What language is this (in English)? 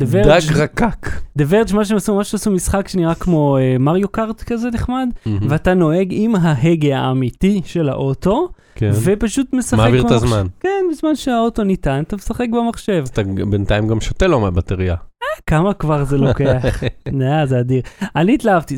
Hebrew